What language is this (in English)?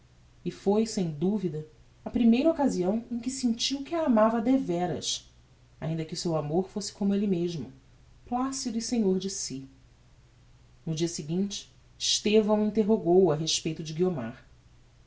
Portuguese